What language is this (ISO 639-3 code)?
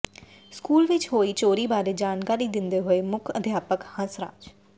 pan